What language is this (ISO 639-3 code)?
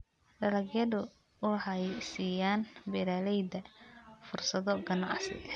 som